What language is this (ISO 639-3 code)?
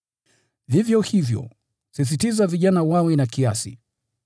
swa